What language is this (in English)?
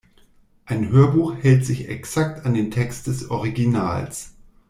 German